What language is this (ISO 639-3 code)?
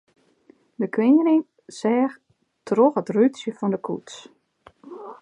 fry